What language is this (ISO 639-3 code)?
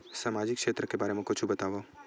hne